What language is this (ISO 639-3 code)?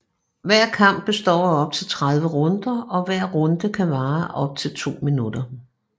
dan